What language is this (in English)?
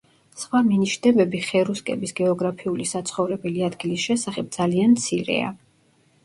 Georgian